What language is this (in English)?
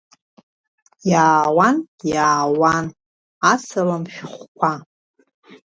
Abkhazian